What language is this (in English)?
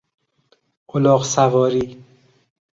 Persian